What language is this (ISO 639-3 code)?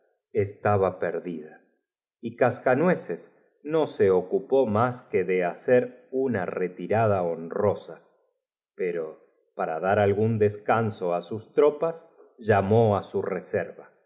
spa